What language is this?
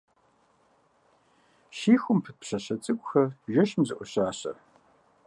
Kabardian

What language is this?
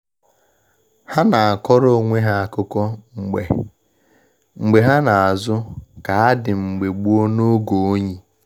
Igbo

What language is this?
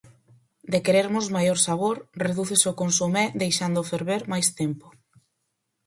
Galician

